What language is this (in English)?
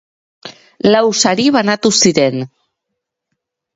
Basque